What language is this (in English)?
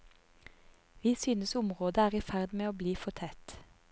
Norwegian